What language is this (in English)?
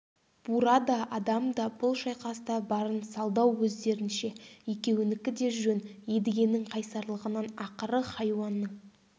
Kazakh